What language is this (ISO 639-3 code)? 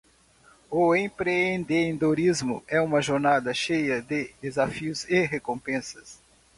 por